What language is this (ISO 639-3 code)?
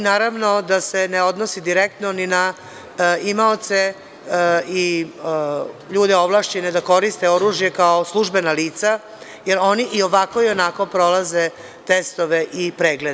srp